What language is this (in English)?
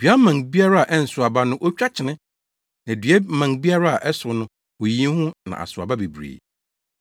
Akan